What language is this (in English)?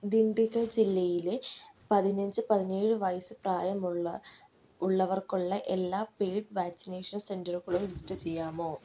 Malayalam